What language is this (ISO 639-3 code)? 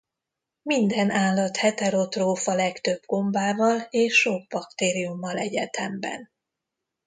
hun